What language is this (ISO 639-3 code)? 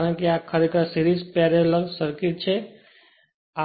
guj